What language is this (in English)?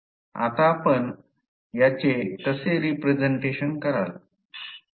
Marathi